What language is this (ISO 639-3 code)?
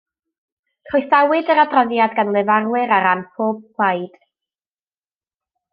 cym